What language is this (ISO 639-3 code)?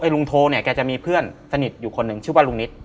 tha